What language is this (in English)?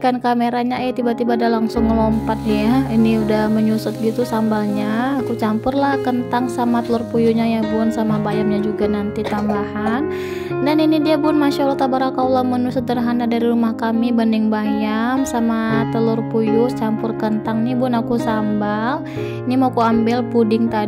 Indonesian